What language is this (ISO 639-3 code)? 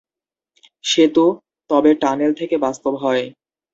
ben